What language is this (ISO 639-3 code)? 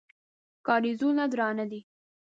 pus